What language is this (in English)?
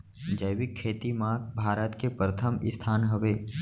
Chhattisgarhi